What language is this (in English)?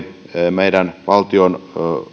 Finnish